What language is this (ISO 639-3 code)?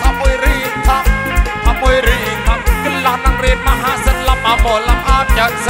tha